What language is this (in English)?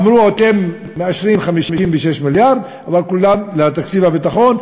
Hebrew